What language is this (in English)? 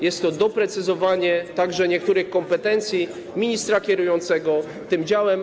Polish